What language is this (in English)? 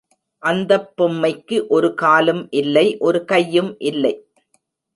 Tamil